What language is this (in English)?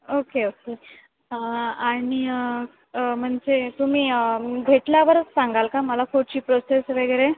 Marathi